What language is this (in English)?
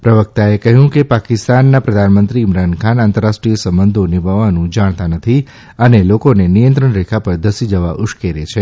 Gujarati